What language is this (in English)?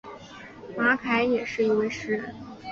Chinese